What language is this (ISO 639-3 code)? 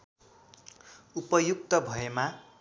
nep